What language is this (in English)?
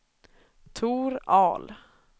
Swedish